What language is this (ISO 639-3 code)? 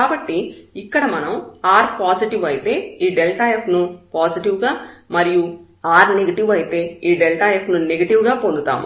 tel